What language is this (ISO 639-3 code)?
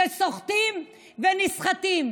heb